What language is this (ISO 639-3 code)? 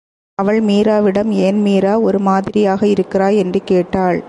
tam